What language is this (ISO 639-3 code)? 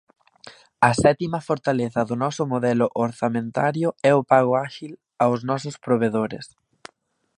glg